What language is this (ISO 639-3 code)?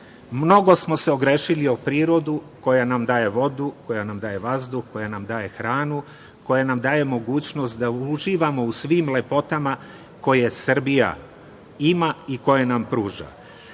srp